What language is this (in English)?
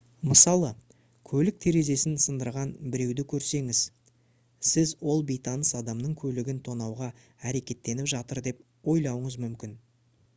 Kazakh